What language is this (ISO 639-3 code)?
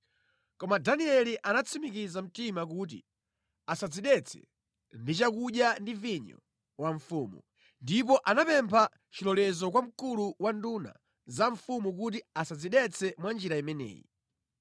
nya